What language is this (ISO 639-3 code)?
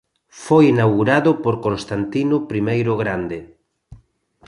glg